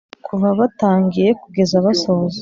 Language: Kinyarwanda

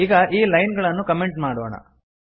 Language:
Kannada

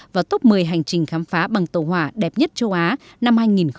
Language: Vietnamese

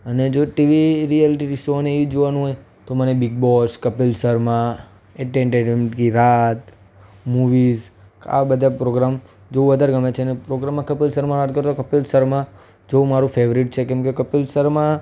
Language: Gujarati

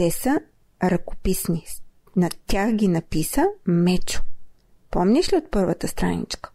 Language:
Bulgarian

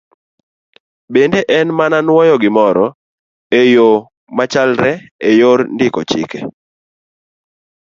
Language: Luo (Kenya and Tanzania)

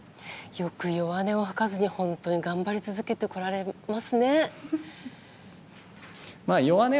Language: Japanese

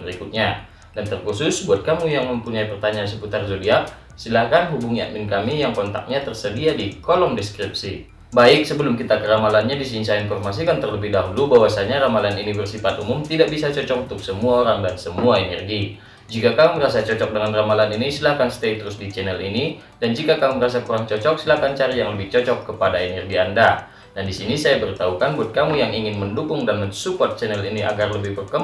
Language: Indonesian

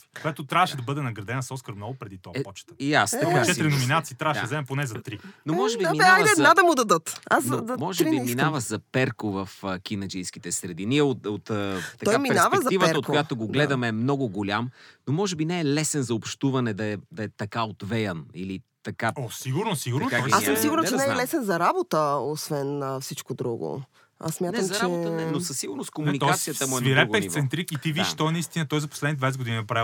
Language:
Bulgarian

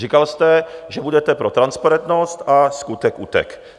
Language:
Czech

